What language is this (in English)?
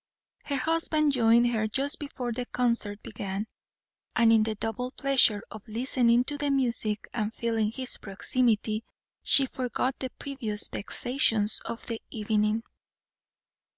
English